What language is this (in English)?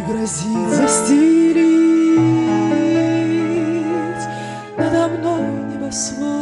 Russian